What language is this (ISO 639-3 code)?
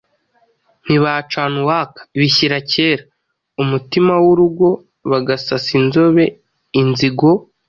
kin